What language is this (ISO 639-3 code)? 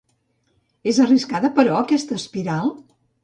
cat